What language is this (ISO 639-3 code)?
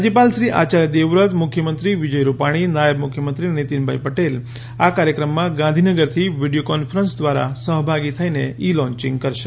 guj